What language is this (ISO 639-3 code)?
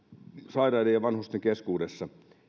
fin